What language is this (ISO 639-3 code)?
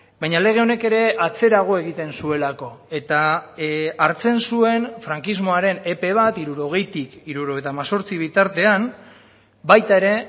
eus